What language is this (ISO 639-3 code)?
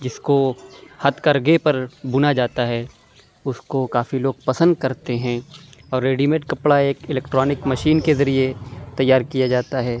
urd